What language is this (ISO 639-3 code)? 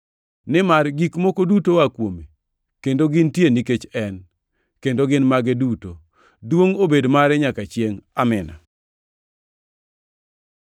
luo